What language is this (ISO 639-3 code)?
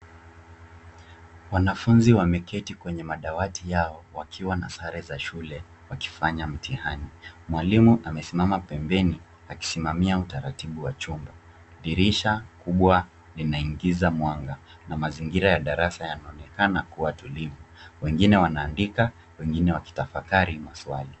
swa